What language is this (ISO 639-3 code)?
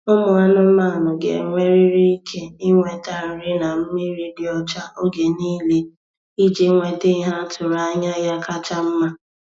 ibo